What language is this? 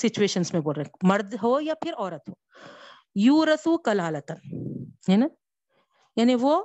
Urdu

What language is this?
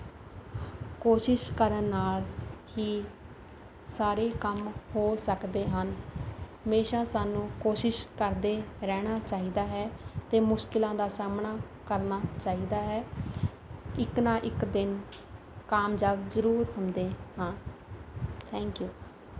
Punjabi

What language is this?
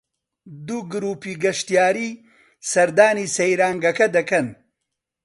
Central Kurdish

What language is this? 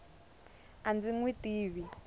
Tsonga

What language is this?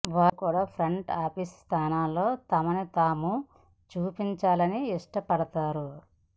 Telugu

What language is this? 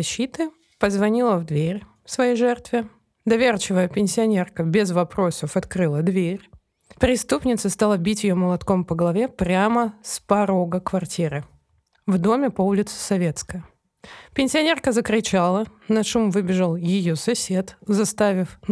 Russian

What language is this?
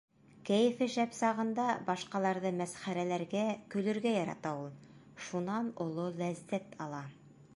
Bashkir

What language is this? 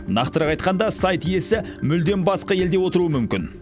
Kazakh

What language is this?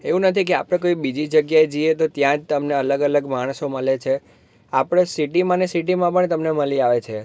Gujarati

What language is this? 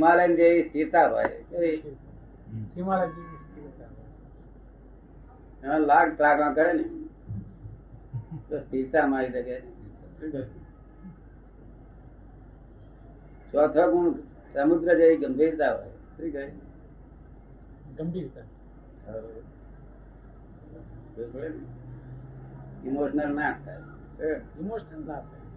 Gujarati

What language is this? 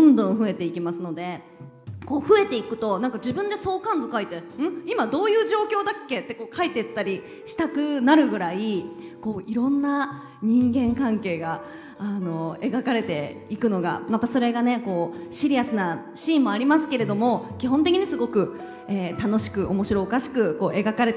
Japanese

